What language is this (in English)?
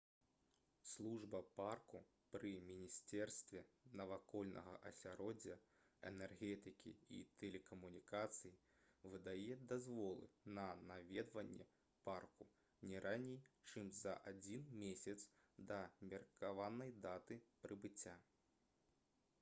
Belarusian